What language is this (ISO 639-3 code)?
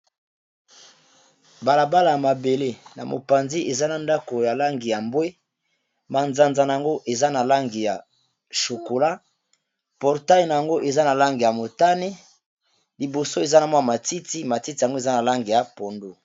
lin